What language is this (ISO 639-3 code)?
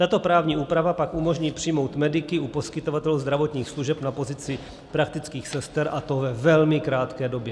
ces